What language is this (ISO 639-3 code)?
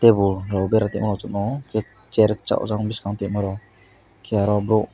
trp